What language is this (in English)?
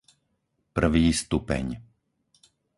Slovak